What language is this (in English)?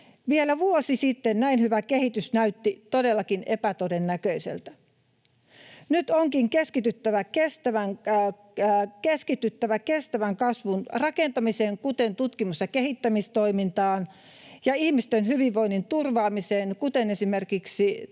Finnish